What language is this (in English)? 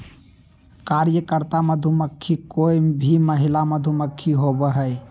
Magahi